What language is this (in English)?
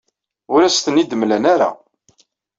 Kabyle